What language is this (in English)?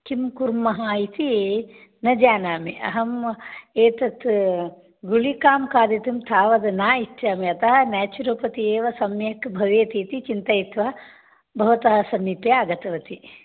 Sanskrit